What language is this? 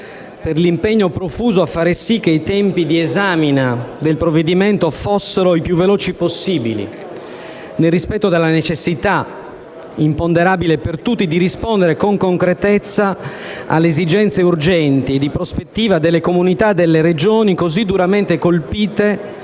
Italian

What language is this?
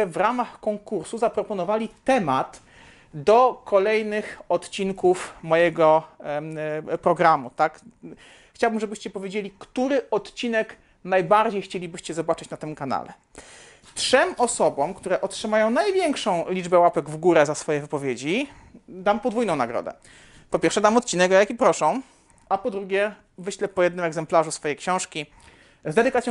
Polish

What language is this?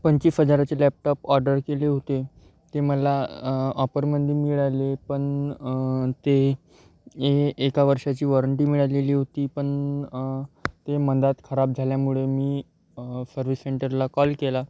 Marathi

